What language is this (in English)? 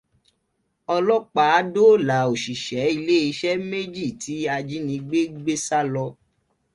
Yoruba